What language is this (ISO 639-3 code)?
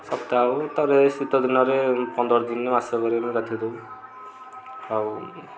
ori